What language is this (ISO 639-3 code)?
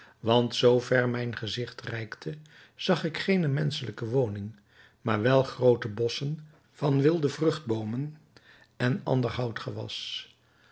nld